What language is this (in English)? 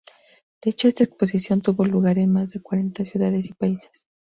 Spanish